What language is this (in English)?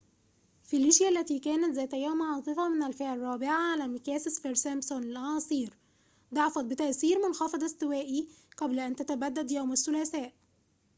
Arabic